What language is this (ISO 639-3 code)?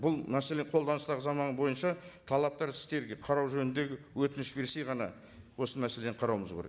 kaz